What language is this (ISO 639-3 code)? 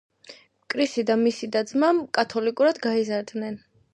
kat